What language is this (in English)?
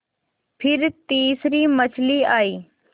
Hindi